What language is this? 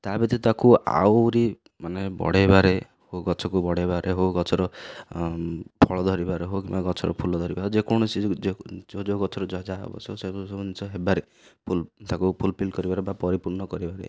Odia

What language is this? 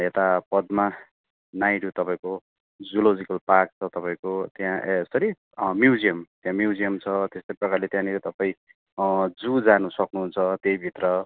Nepali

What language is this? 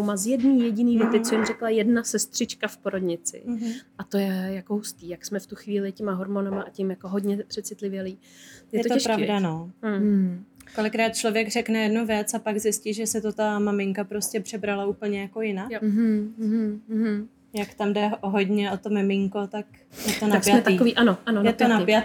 Czech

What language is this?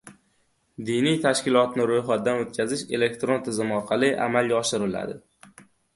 Uzbek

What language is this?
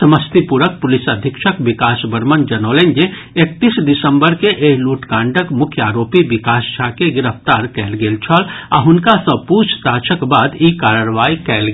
Maithili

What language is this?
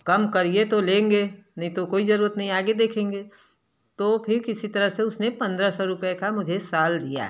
Hindi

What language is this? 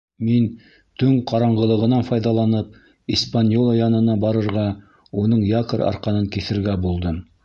Bashkir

